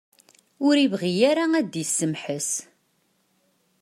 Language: Kabyle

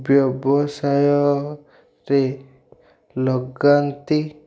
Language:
Odia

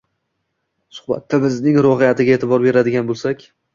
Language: Uzbek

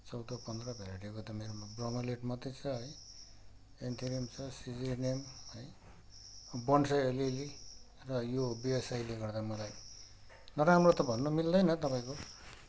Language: Nepali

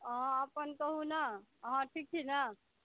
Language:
Maithili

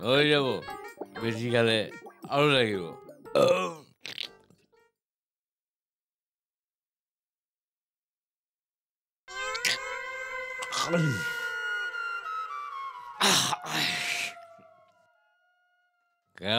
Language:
Bangla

